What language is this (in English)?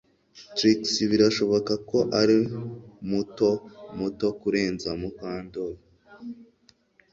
Kinyarwanda